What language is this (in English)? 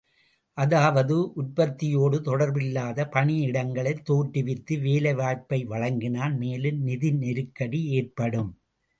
Tamil